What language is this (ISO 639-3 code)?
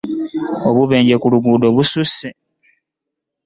lug